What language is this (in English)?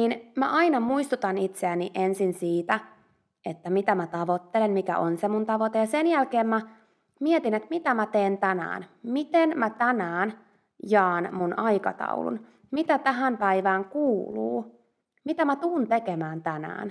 Finnish